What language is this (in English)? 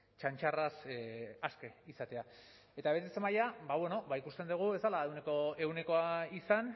Basque